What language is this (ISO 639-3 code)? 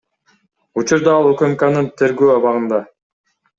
kir